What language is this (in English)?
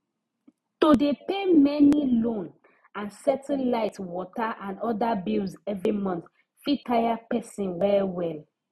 Nigerian Pidgin